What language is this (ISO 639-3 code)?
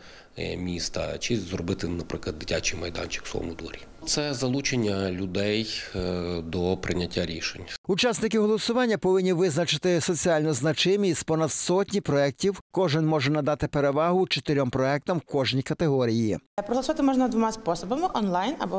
ukr